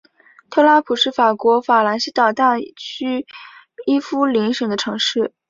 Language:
Chinese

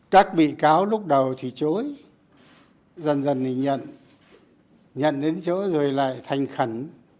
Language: Vietnamese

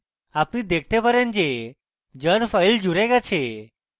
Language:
Bangla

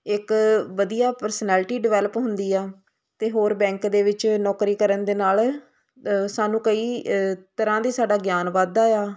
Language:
Punjabi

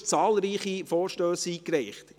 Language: Swiss German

